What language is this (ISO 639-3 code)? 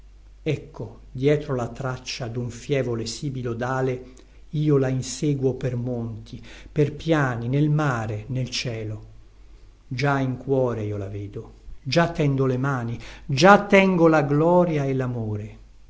ita